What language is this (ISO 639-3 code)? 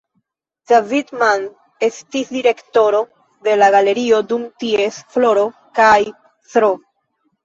epo